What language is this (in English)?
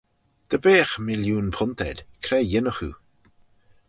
Manx